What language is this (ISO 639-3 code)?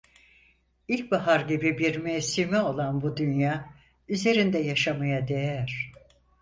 tur